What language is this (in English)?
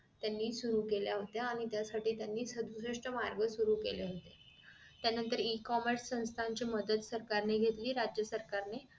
Marathi